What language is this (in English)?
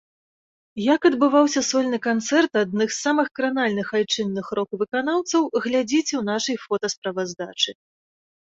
Belarusian